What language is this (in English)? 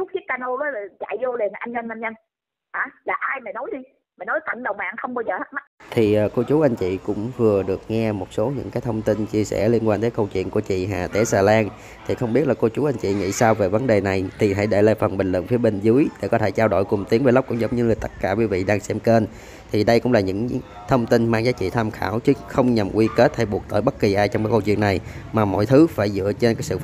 Vietnamese